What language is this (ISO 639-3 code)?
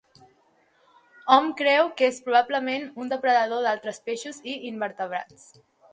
cat